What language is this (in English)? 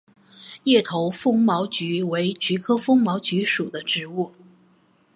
Chinese